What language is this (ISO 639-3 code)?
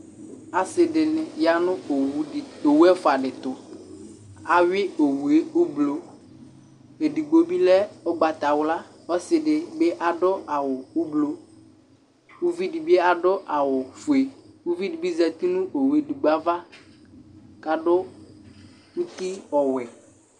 kpo